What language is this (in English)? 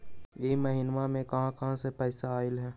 Magahi